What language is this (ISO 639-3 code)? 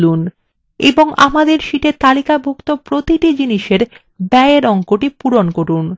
ben